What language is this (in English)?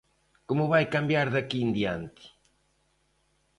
Galician